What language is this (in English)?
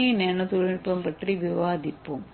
Tamil